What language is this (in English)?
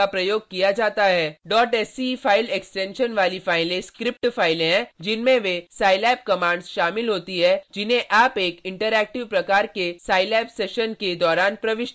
Hindi